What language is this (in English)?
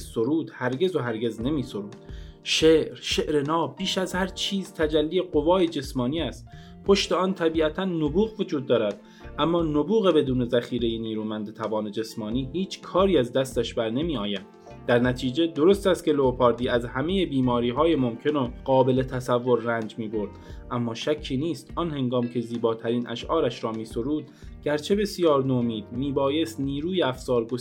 Persian